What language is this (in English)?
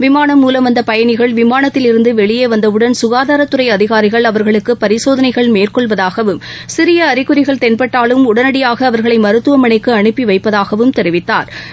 Tamil